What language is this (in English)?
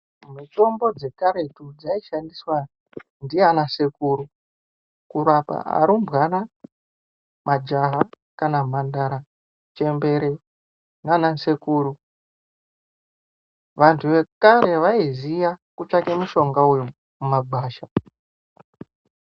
Ndau